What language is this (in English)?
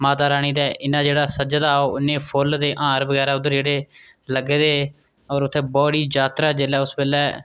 Dogri